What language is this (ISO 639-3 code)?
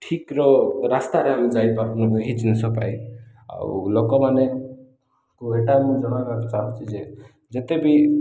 ori